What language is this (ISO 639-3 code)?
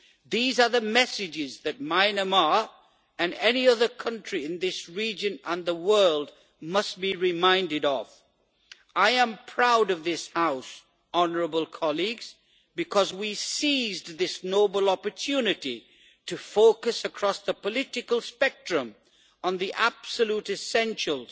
eng